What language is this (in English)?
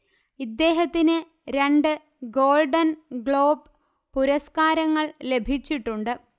Malayalam